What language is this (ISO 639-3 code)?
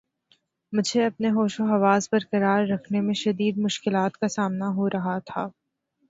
urd